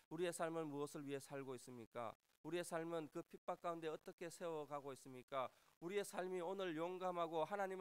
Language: Korean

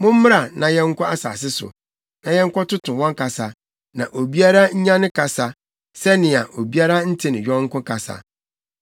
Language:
Akan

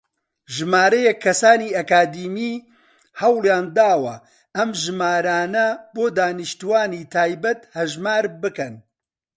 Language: Central Kurdish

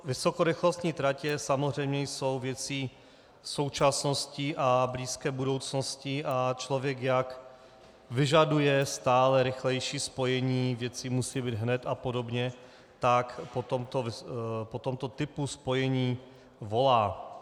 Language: Czech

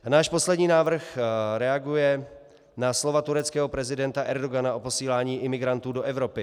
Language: Czech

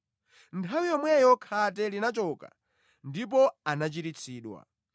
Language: Nyanja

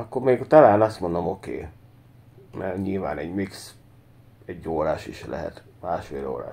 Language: Hungarian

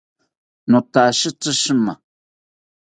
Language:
South Ucayali Ashéninka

